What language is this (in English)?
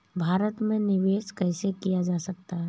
Hindi